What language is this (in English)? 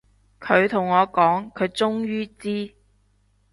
Cantonese